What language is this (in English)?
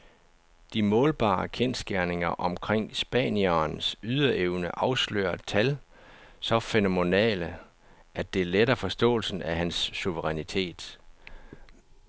Danish